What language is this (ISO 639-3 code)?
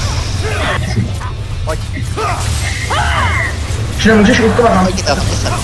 ces